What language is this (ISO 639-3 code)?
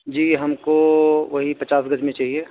urd